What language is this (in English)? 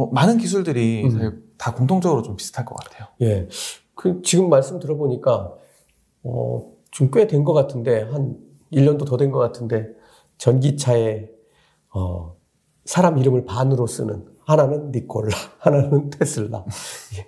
Korean